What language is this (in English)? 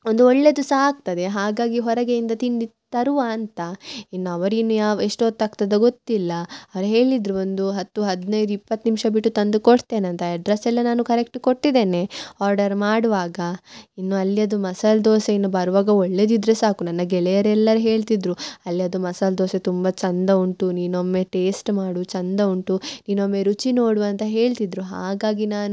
Kannada